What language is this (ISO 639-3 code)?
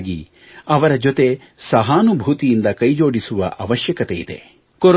kan